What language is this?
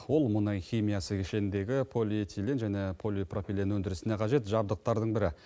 Kazakh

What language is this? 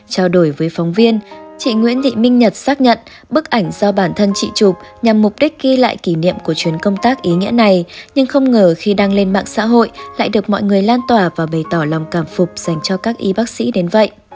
Vietnamese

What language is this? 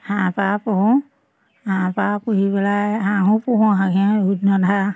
Assamese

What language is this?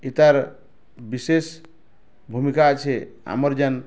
Odia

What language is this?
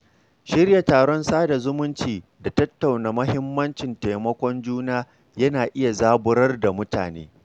Hausa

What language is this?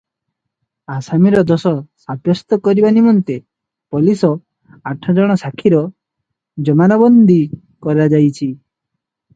Odia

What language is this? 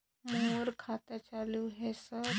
Chhattisgarhi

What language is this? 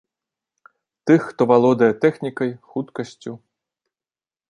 Belarusian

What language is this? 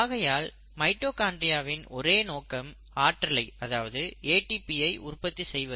Tamil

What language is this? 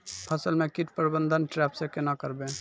Maithili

